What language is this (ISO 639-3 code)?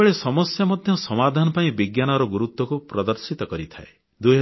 ori